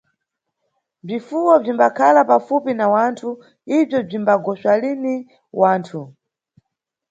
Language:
Nyungwe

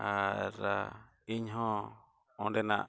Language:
Santali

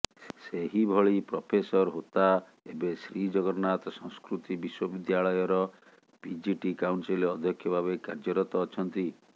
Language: Odia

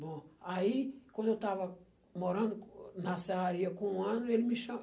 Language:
Portuguese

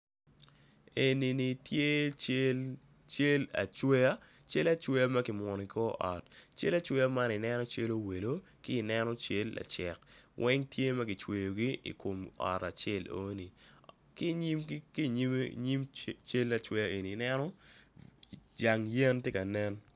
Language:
Acoli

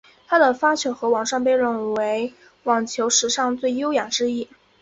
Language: Chinese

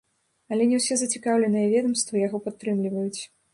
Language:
Belarusian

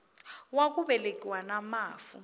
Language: Tsonga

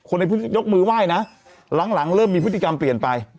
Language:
Thai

